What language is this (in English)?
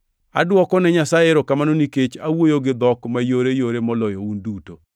Luo (Kenya and Tanzania)